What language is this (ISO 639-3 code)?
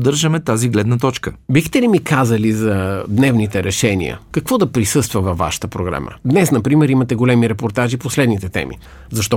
bul